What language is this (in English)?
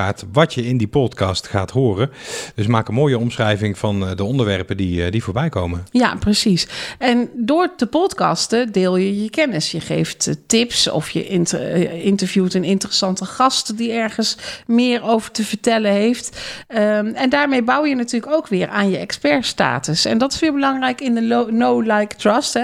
Dutch